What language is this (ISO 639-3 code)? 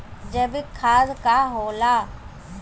bho